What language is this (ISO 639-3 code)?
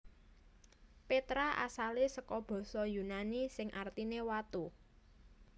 jav